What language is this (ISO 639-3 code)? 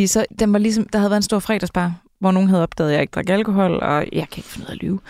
dan